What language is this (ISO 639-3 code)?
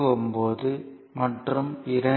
tam